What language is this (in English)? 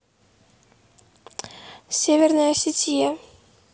Russian